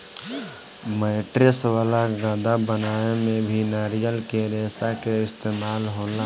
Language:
Bhojpuri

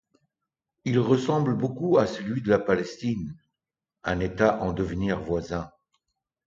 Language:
French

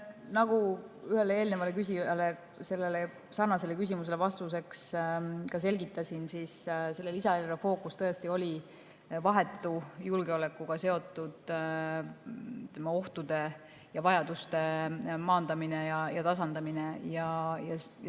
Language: Estonian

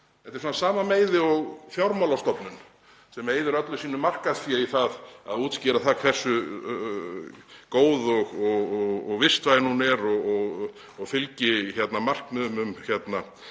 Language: Icelandic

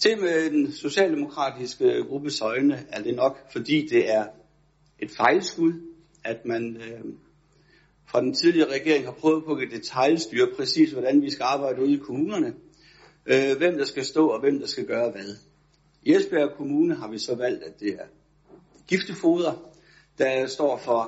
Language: Danish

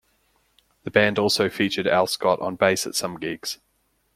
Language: English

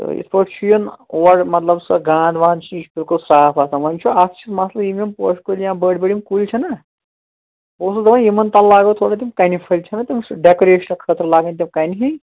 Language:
Kashmiri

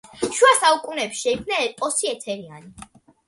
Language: Georgian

